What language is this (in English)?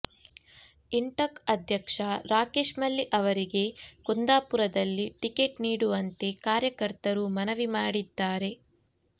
Kannada